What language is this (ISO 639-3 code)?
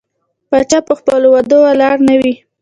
pus